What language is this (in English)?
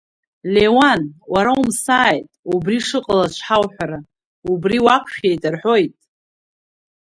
Abkhazian